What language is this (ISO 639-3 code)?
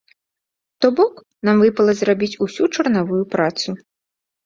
bel